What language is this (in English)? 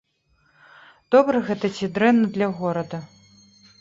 Belarusian